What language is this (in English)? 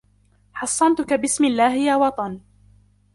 Arabic